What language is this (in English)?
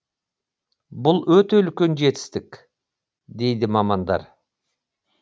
Kazakh